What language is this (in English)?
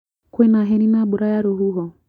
Kikuyu